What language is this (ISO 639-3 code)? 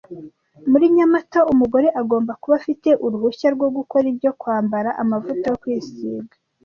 kin